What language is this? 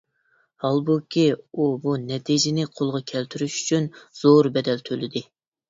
Uyghur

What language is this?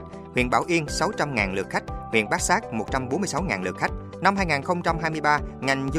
Vietnamese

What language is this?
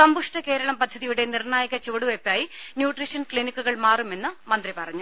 Malayalam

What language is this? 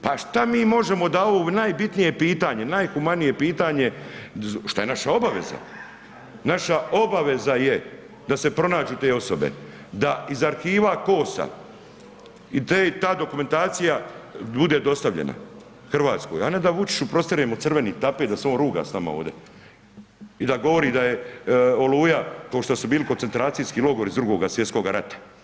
Croatian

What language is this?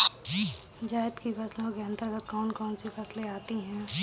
Hindi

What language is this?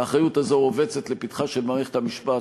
Hebrew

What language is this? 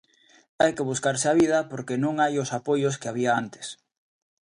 Galician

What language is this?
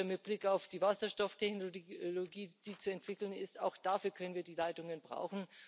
German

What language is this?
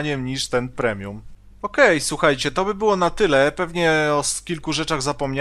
Polish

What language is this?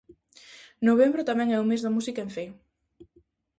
Galician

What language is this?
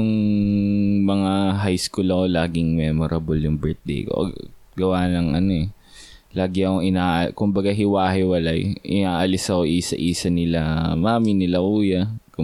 Filipino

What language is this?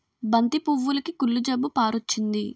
Telugu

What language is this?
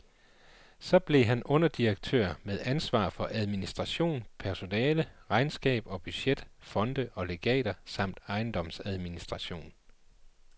Danish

